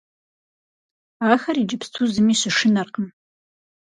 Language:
Kabardian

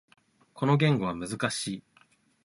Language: Japanese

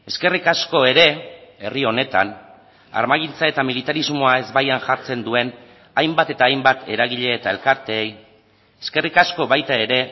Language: Basque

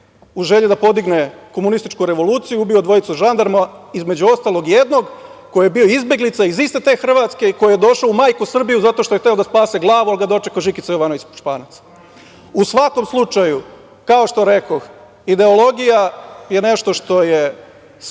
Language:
Serbian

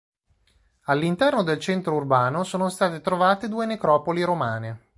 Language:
Italian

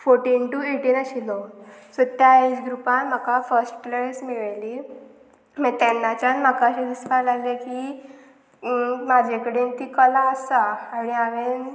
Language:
Konkani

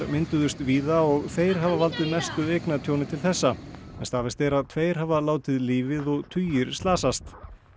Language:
Icelandic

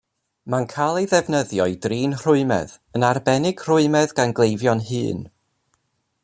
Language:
Welsh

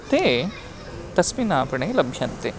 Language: Sanskrit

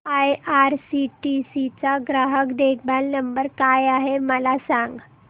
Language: Marathi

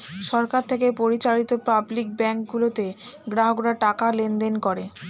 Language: Bangla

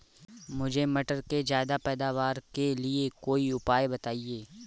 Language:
Hindi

